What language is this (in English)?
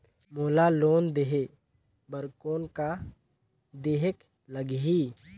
Chhattisgarhi